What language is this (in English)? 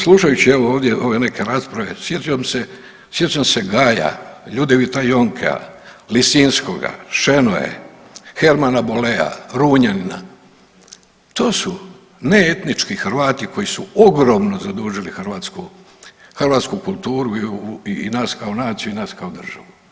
Croatian